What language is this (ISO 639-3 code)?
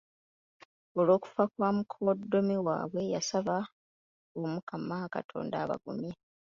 lug